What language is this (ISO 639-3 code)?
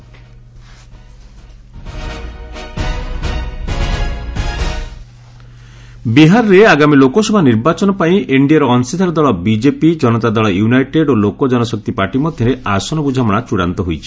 ori